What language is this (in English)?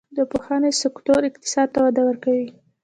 Pashto